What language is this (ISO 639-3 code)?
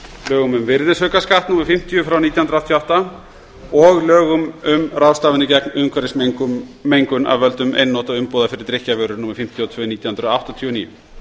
isl